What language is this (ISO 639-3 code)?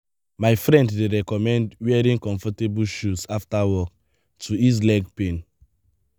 pcm